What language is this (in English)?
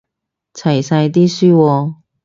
Cantonese